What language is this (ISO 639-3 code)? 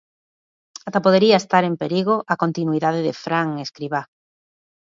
glg